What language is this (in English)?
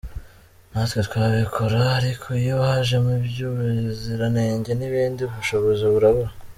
Kinyarwanda